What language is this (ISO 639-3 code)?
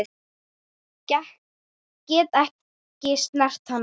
isl